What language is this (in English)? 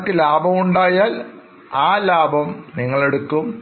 Malayalam